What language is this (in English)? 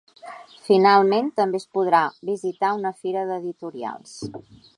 Catalan